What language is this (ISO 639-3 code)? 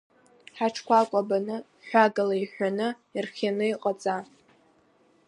abk